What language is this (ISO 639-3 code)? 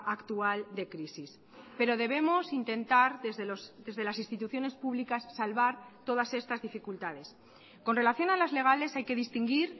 spa